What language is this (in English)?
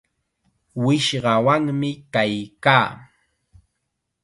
Chiquián Ancash Quechua